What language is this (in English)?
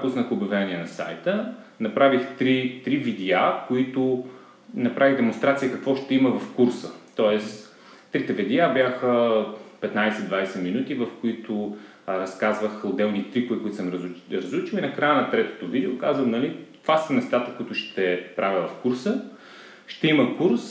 Bulgarian